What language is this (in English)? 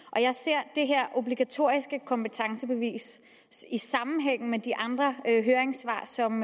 Danish